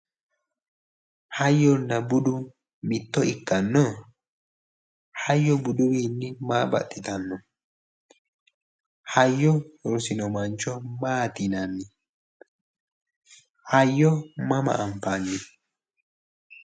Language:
Sidamo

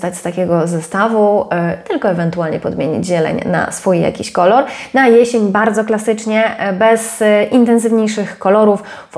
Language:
Polish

